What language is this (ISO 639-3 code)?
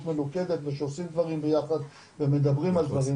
heb